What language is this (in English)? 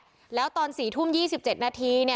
Thai